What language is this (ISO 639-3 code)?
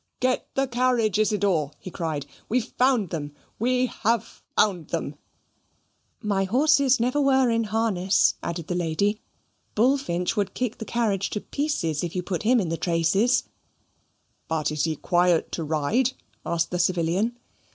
eng